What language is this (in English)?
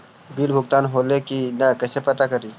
Magahi